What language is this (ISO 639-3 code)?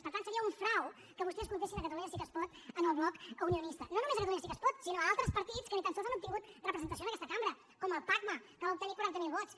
cat